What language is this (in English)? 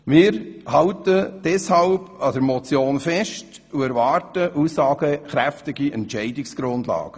Swiss German